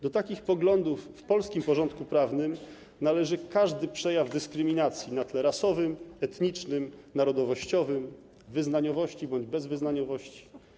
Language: Polish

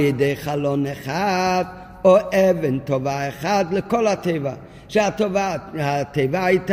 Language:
Hebrew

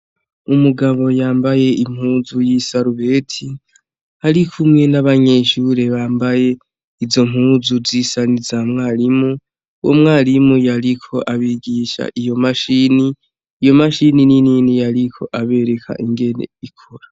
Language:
Rundi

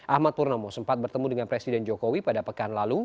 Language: Indonesian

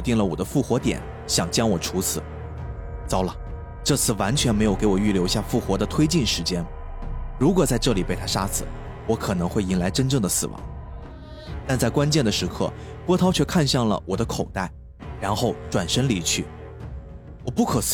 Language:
Chinese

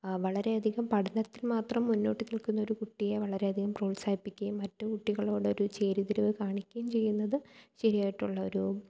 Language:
Malayalam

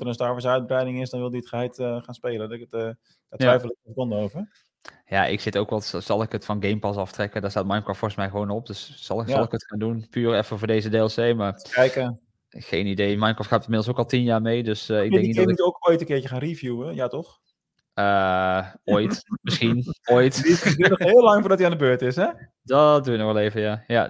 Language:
Dutch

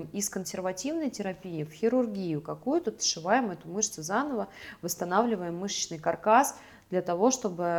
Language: Russian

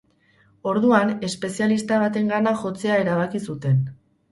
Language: Basque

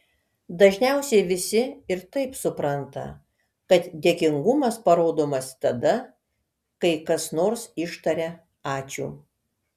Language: Lithuanian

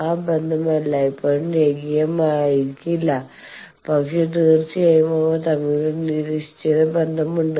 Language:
Malayalam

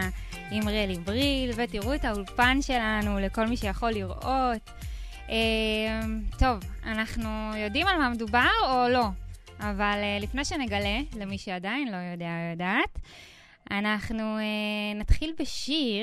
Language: Hebrew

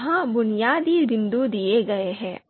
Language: Hindi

